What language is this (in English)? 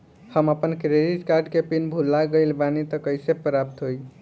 Bhojpuri